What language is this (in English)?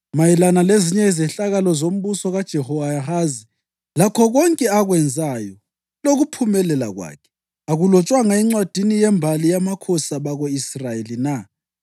North Ndebele